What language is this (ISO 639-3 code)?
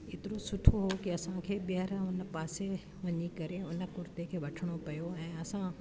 snd